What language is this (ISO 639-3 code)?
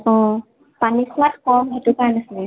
asm